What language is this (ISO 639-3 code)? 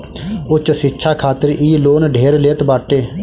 bho